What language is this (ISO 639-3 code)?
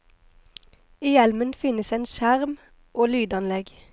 nor